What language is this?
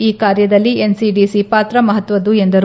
Kannada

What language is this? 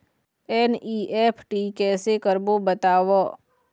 Chhattisgarhi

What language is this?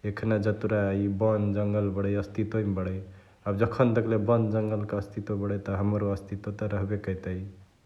Chitwania Tharu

